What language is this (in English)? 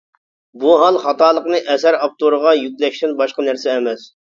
Uyghur